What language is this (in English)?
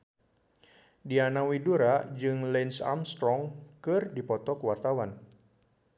Sundanese